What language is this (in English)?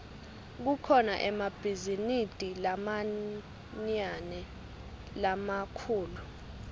Swati